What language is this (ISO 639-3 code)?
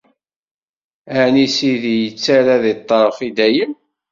kab